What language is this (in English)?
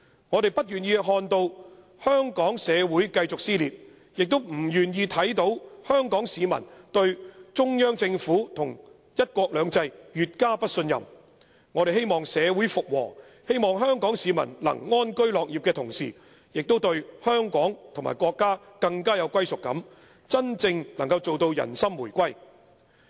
Cantonese